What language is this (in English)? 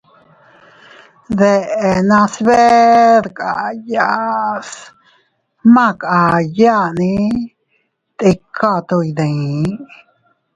Teutila Cuicatec